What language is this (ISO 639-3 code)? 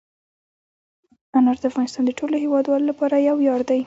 pus